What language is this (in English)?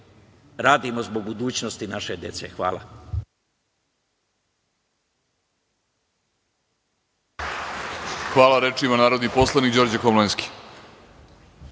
Serbian